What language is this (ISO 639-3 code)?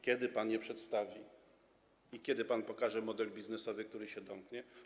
pol